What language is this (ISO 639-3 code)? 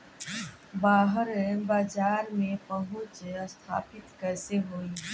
bho